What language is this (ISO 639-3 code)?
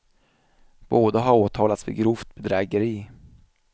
swe